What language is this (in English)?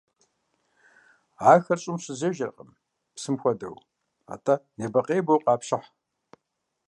Kabardian